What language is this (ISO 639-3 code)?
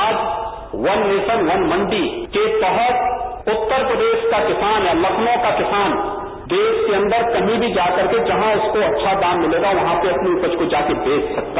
hin